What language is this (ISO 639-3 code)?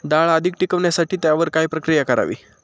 mar